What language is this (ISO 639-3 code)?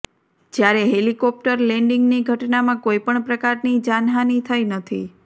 guj